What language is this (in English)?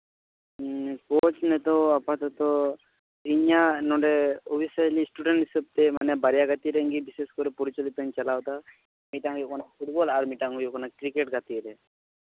Santali